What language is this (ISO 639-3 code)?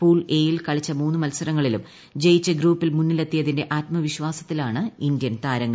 mal